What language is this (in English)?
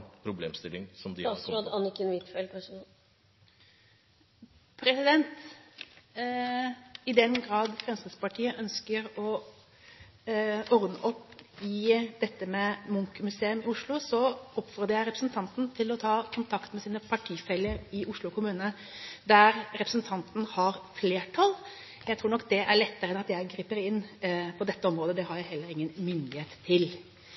Norwegian Bokmål